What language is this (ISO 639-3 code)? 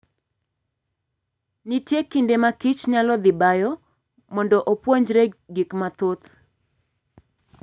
luo